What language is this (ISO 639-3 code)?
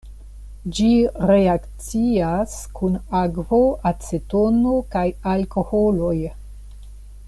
epo